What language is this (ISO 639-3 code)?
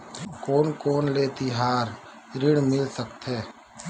hne